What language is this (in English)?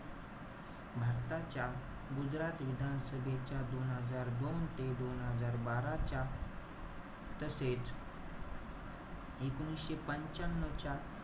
Marathi